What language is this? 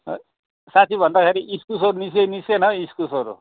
Nepali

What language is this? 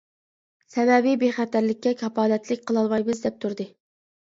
Uyghur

